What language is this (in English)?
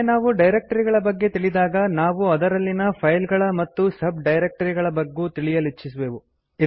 Kannada